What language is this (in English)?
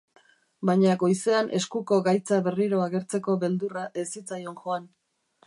Basque